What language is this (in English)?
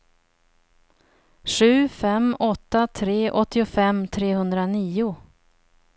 Swedish